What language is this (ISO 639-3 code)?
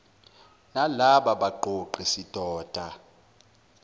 zul